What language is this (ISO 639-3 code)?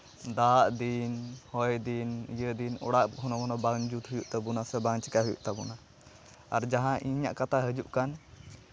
sat